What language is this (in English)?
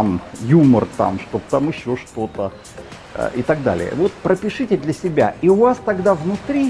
Russian